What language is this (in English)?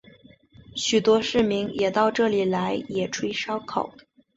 Chinese